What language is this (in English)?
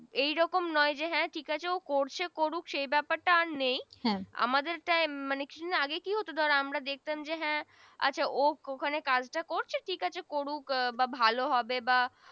Bangla